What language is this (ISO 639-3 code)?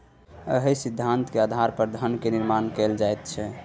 mai